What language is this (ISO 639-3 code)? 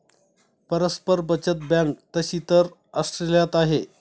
mar